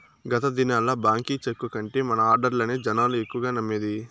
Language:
Telugu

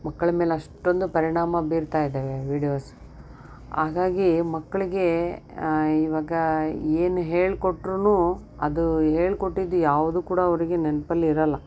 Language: Kannada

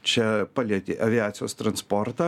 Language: Lithuanian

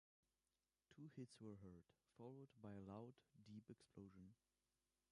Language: English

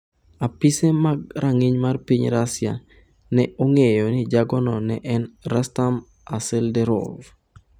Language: Luo (Kenya and Tanzania)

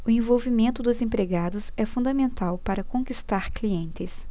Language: Portuguese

